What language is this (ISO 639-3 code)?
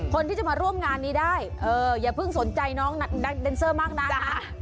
tha